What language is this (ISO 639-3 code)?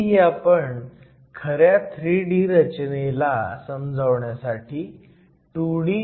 mar